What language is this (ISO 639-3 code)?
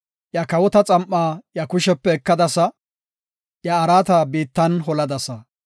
gof